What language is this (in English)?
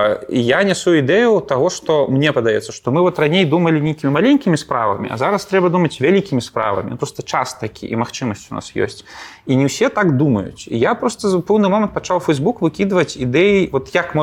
Russian